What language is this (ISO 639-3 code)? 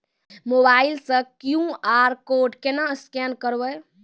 mai